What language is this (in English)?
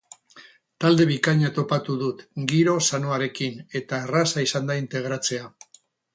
Basque